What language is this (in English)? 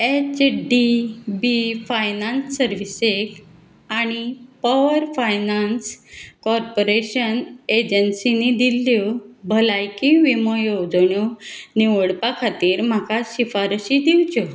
Konkani